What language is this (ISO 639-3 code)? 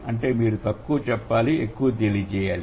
tel